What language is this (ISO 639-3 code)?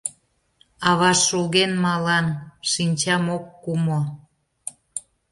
chm